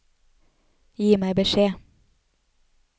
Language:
Norwegian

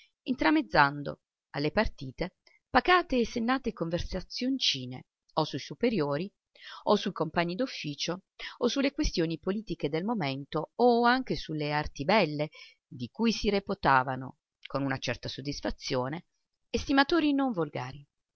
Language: Italian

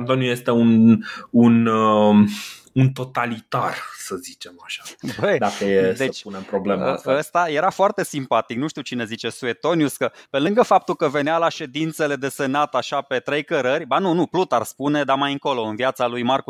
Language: Romanian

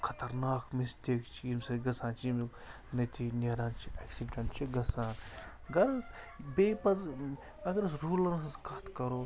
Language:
Kashmiri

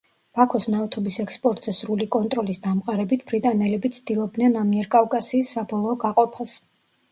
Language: Georgian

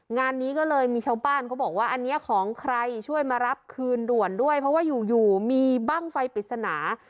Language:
Thai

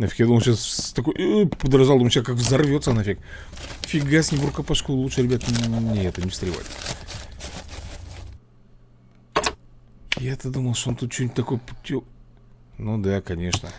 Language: Russian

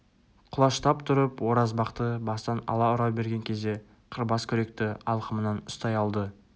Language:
Kazakh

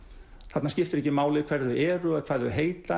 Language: Icelandic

